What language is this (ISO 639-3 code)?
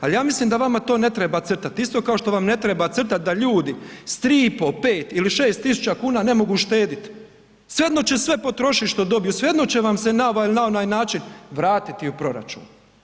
hrv